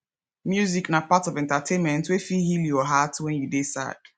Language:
Nigerian Pidgin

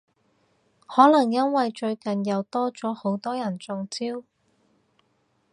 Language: Cantonese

